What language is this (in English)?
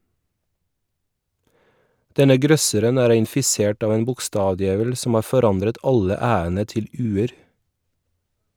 Norwegian